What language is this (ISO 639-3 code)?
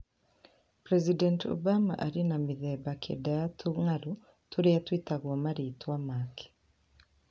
kik